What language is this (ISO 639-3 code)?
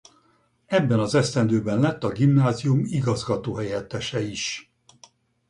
hun